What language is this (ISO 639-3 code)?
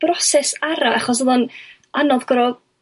cym